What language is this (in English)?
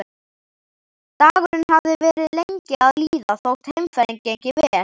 Icelandic